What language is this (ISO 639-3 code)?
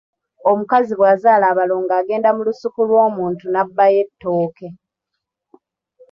lug